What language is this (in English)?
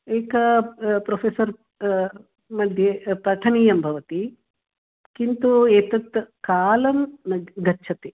Sanskrit